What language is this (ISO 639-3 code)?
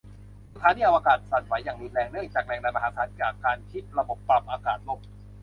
tha